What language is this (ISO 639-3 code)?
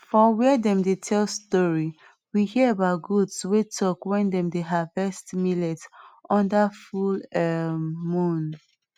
pcm